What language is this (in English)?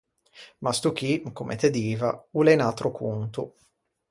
Ligurian